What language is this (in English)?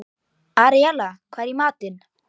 Icelandic